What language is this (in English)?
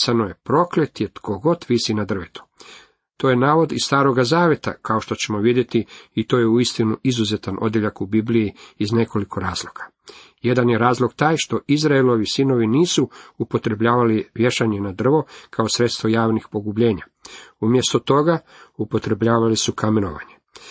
Croatian